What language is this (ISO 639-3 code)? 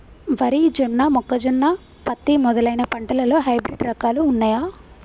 tel